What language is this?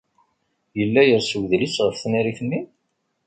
Kabyle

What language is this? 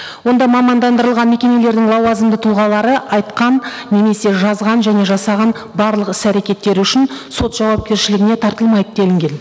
Kazakh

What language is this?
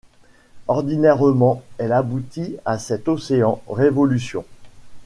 French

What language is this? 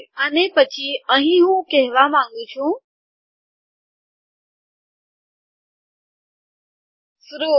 Gujarati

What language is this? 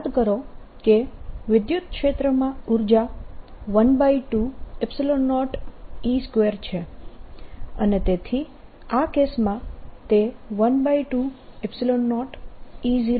Gujarati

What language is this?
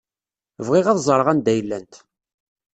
Kabyle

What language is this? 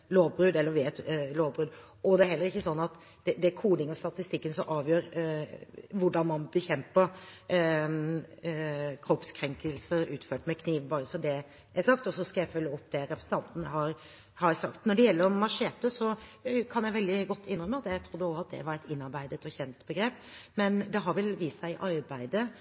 Norwegian Bokmål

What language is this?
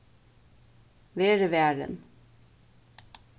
Faroese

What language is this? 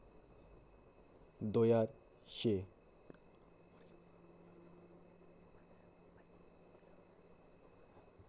Dogri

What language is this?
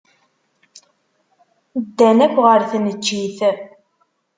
Kabyle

